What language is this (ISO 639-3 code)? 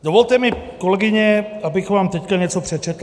ces